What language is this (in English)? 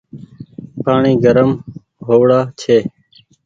Goaria